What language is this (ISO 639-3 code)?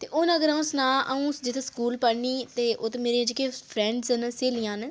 doi